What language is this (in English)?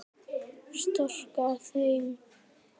Icelandic